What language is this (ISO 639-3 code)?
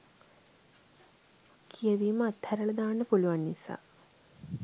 sin